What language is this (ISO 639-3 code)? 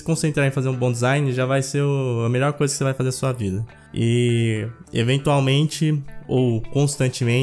por